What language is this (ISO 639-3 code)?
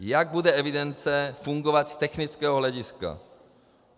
ces